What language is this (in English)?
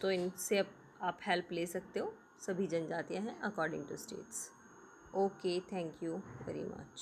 Hindi